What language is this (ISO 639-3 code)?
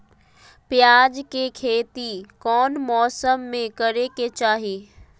mag